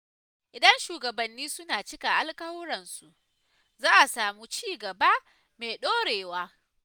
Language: Hausa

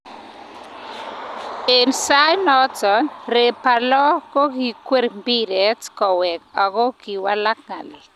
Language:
Kalenjin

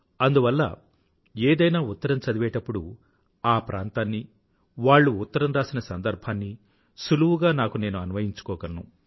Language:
Telugu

